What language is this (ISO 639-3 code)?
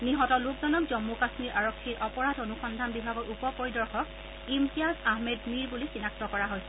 asm